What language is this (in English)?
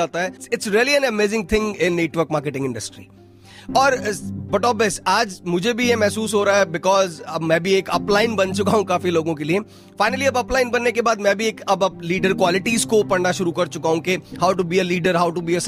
Hindi